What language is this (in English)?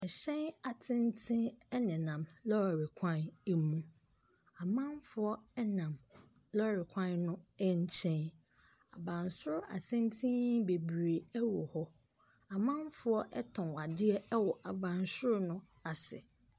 Akan